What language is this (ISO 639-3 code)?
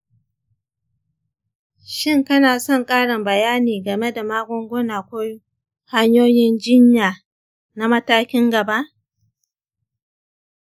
hau